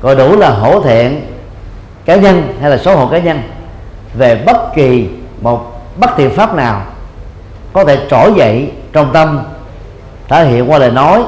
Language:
Vietnamese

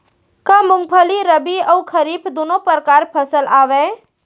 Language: Chhattisgarhi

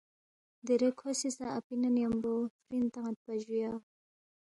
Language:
Balti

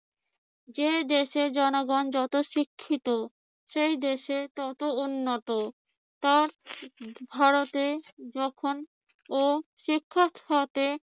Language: Bangla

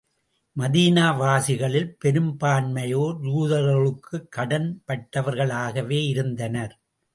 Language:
Tamil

